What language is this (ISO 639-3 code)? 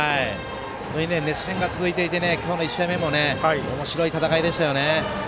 jpn